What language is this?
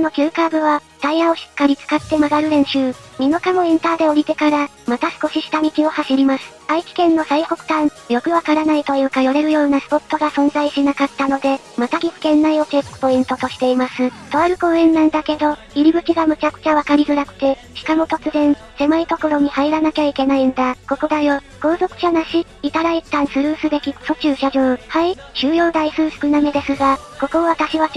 Japanese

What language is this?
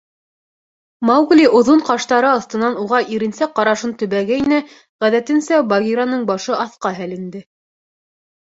Bashkir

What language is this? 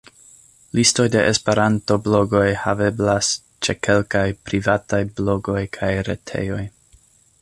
Esperanto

